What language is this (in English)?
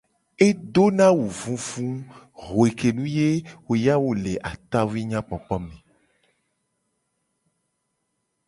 Gen